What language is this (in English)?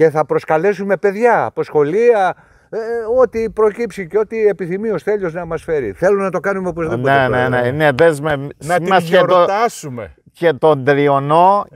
Greek